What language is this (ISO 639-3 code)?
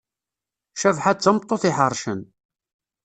kab